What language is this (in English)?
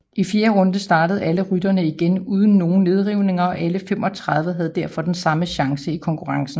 Danish